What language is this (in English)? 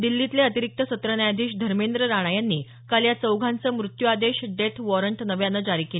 Marathi